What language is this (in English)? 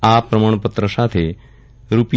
Gujarati